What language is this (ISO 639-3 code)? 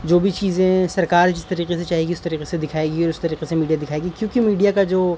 urd